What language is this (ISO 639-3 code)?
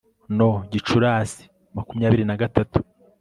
kin